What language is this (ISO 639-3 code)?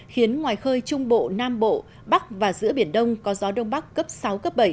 vie